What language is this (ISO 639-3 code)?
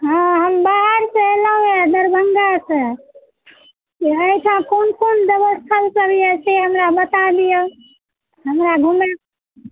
mai